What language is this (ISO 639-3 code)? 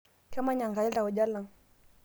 mas